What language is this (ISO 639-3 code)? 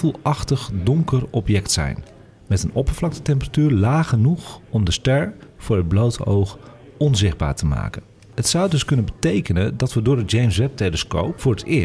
nld